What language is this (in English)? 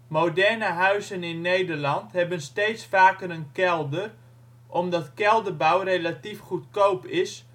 Dutch